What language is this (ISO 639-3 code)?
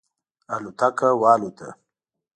pus